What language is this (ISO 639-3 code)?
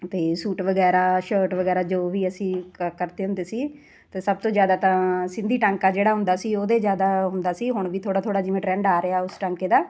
pan